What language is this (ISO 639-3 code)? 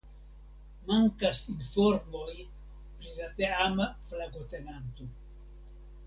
epo